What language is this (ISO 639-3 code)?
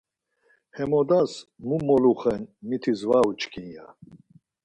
lzz